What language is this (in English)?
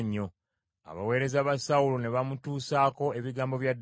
Ganda